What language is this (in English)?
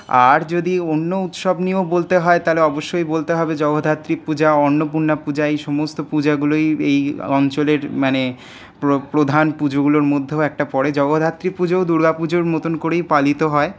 Bangla